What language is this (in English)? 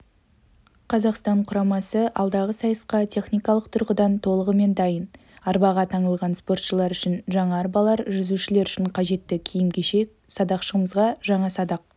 Kazakh